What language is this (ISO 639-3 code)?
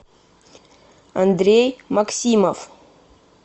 rus